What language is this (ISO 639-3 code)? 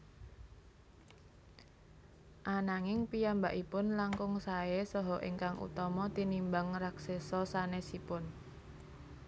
jav